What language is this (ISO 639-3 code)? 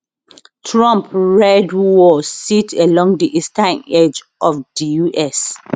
pcm